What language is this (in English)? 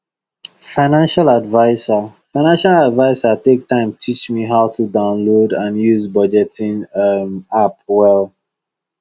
Nigerian Pidgin